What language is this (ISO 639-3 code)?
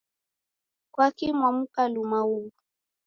dav